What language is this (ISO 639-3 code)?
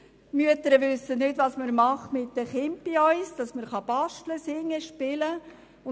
gsw